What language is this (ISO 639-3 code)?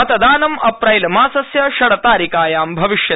san